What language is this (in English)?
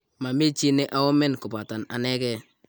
Kalenjin